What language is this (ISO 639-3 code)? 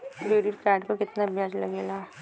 bho